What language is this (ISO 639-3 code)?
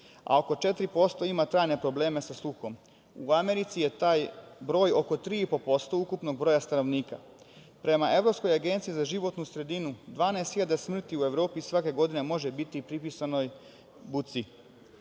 srp